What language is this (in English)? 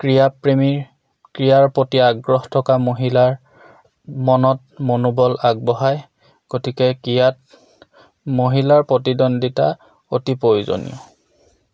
Assamese